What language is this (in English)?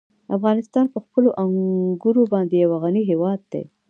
Pashto